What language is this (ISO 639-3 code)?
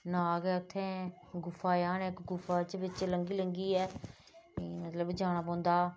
doi